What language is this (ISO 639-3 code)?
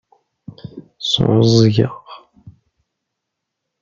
kab